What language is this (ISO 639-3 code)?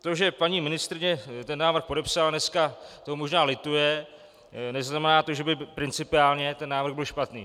ces